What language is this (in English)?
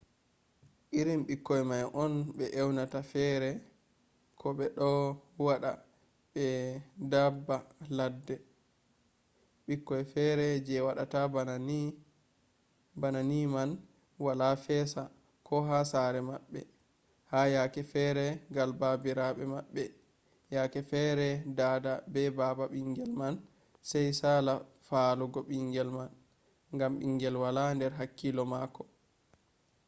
Fula